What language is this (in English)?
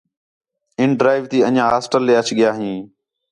Khetrani